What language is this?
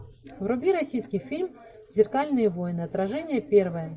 Russian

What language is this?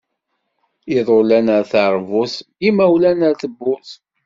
Kabyle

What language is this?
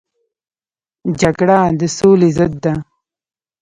Pashto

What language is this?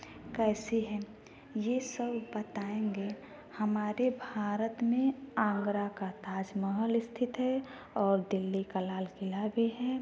Hindi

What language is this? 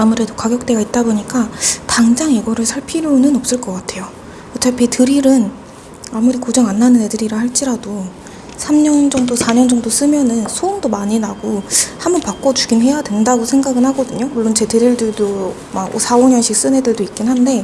Korean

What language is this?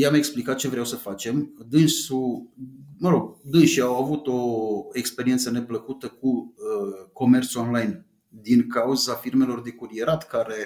Romanian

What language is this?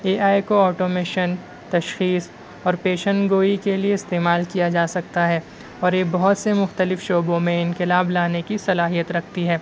Urdu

